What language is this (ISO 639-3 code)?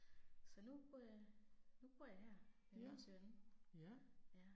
dan